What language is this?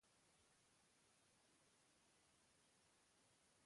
Basque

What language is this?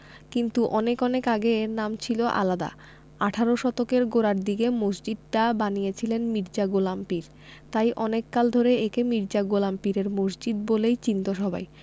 Bangla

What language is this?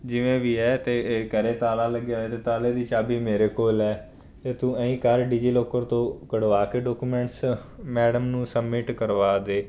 Punjabi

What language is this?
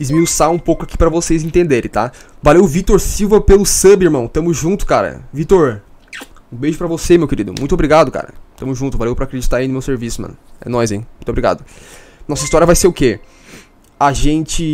Portuguese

